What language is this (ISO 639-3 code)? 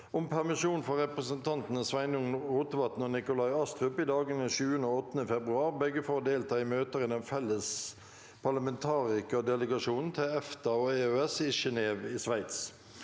nor